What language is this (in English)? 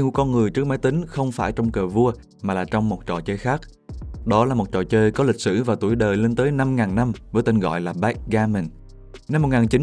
Vietnamese